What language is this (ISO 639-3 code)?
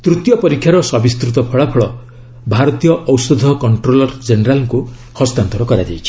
ori